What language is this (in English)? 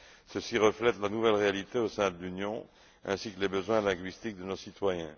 French